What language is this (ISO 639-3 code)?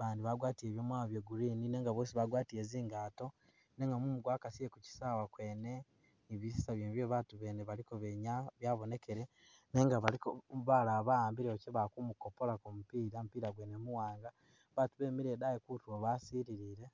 myx